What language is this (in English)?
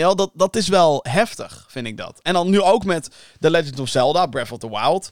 Dutch